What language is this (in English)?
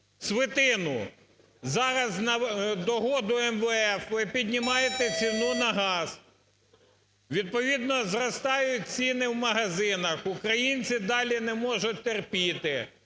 Ukrainian